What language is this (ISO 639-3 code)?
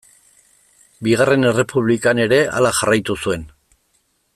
eus